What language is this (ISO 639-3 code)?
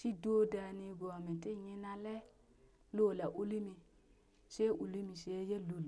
bys